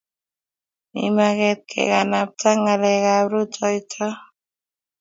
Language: Kalenjin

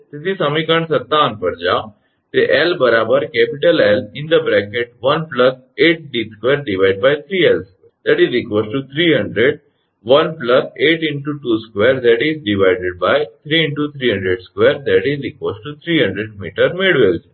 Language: Gujarati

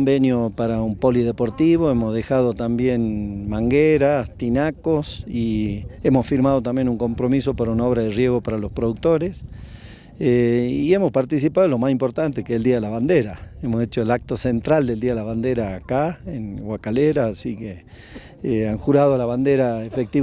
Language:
Spanish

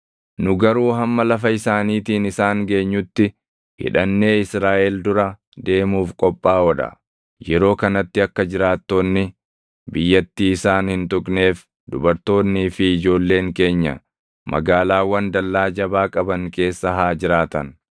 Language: Oromo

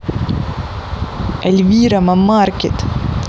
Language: Russian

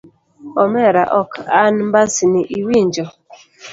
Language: Luo (Kenya and Tanzania)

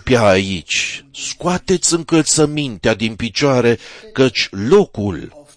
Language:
Romanian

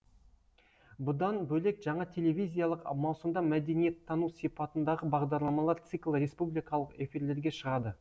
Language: Kazakh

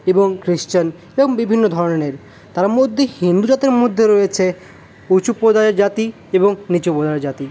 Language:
Bangla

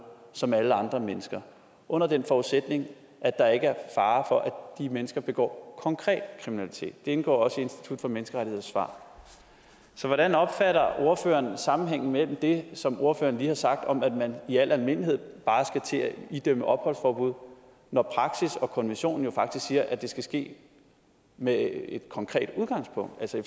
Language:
Danish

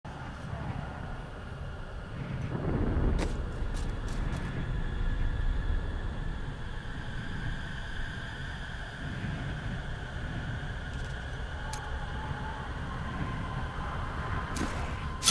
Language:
Korean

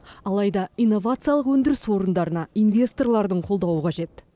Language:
Kazakh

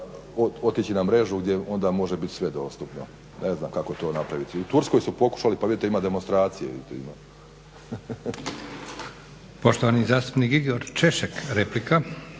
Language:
Croatian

